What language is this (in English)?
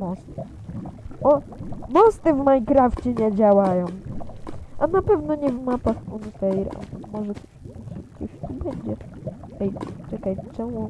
Polish